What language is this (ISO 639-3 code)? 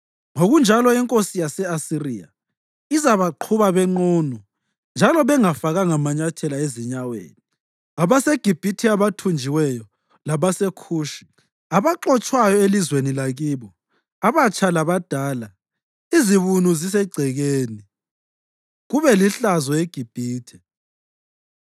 nde